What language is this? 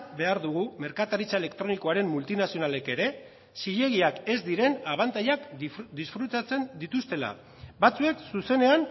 Basque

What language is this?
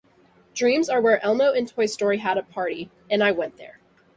English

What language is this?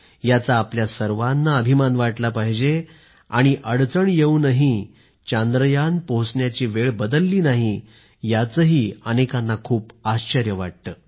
Marathi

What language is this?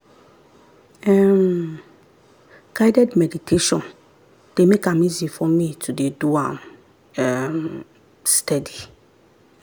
Nigerian Pidgin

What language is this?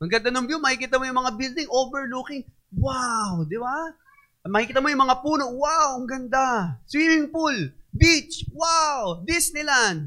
Filipino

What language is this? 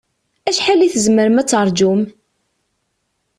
Kabyle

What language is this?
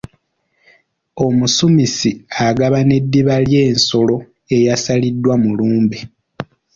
Ganda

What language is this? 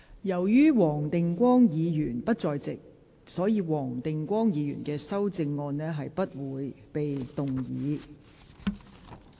Cantonese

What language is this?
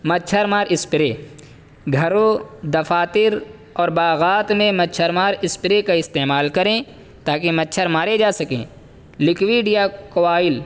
Urdu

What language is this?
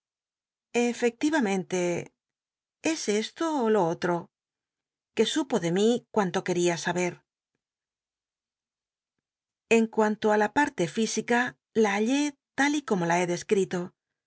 Spanish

